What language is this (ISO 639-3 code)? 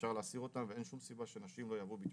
heb